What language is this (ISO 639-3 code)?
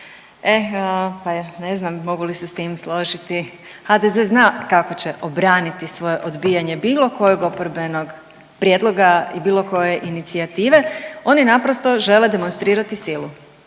hrv